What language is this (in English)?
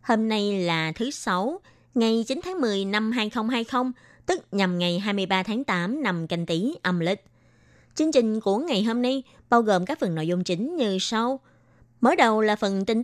Vietnamese